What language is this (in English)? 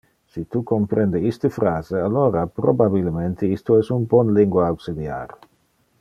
Interlingua